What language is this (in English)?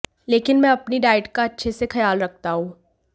Hindi